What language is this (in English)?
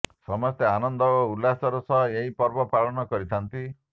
Odia